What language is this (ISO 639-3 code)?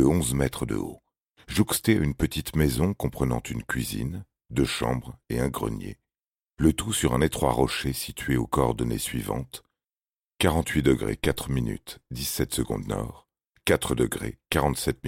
fra